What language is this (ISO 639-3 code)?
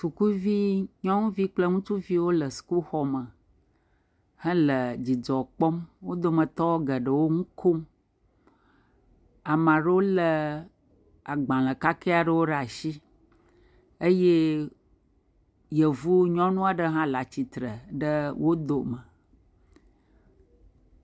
ewe